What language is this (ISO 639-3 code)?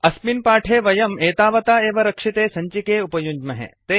san